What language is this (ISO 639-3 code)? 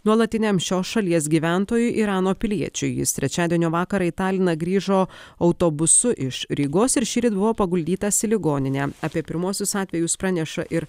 lit